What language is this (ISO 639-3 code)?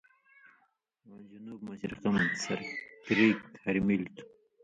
mvy